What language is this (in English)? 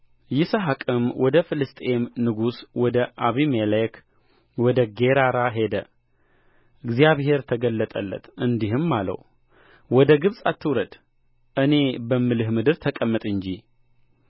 Amharic